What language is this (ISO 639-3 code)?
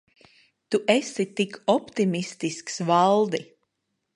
lav